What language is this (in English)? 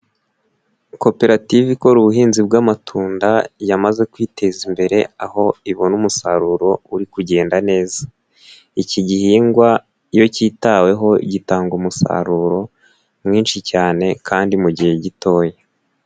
Kinyarwanda